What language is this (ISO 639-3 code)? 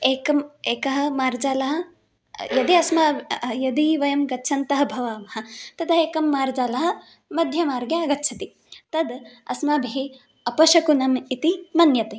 san